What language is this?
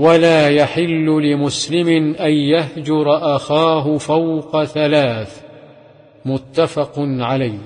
Arabic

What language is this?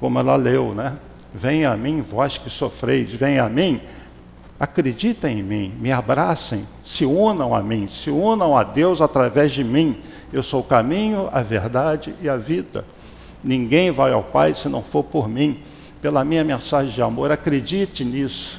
Portuguese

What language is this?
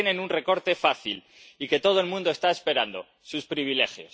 Spanish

